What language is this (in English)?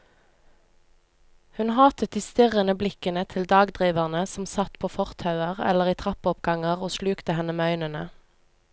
Norwegian